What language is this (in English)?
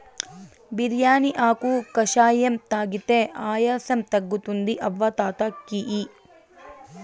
Telugu